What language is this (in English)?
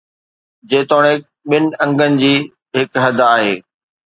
Sindhi